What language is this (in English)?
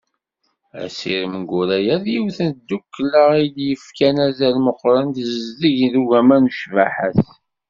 Kabyle